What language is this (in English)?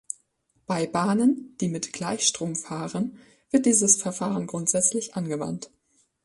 German